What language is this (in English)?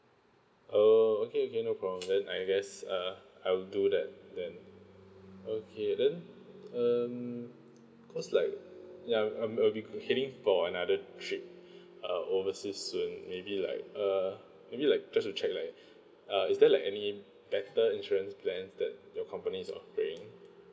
English